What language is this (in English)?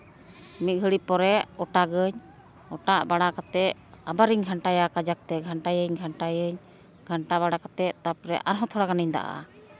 Santali